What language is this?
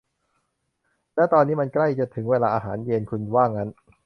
Thai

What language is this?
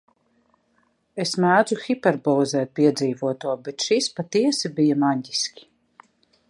Latvian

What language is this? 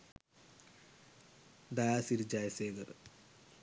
Sinhala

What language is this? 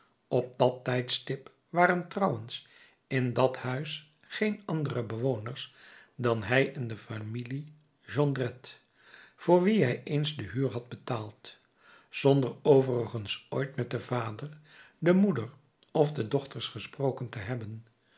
Dutch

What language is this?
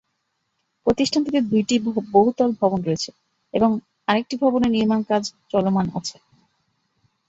Bangla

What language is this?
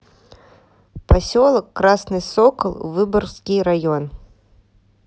Russian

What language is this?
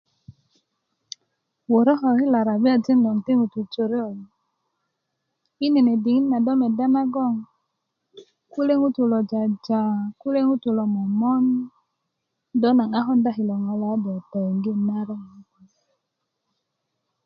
Kuku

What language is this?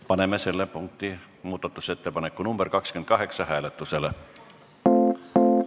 Estonian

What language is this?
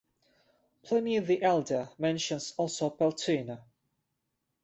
English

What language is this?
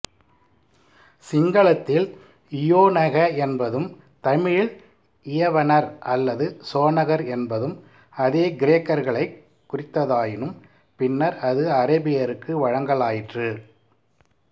Tamil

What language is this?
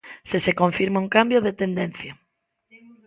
Galician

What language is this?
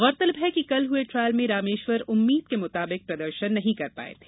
Hindi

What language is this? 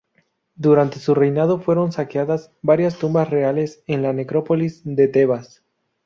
Spanish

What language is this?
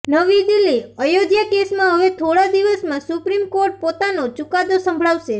Gujarati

